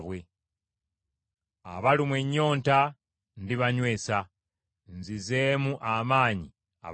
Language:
Ganda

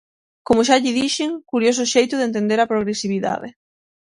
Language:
Galician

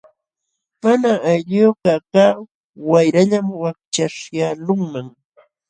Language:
Jauja Wanca Quechua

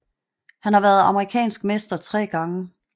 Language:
Danish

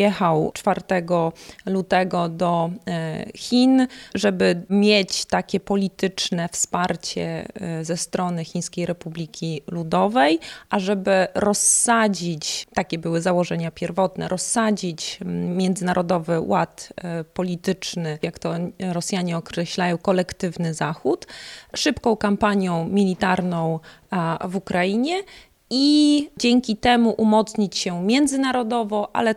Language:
Polish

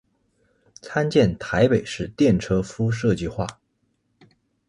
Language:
Chinese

